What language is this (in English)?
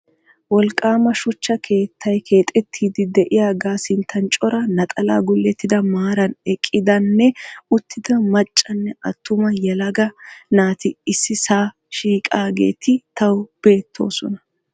Wolaytta